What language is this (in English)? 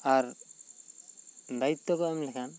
Santali